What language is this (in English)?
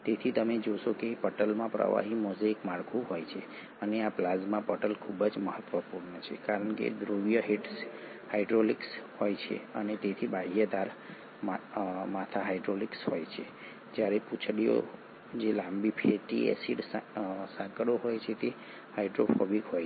Gujarati